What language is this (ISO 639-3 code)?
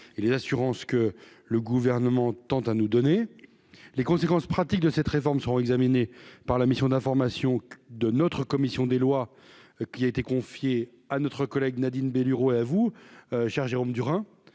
fra